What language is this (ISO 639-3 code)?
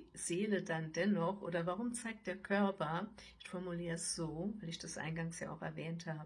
deu